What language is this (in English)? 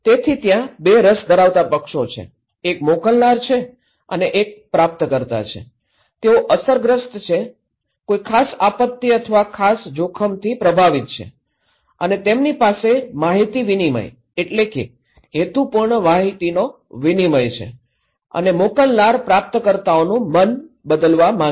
Gujarati